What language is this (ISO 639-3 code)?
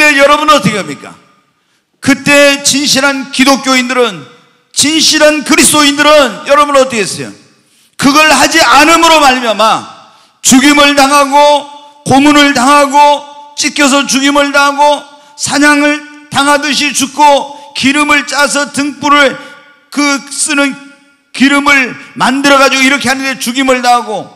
kor